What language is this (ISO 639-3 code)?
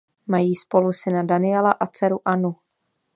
ces